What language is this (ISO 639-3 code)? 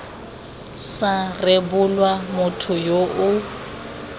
tsn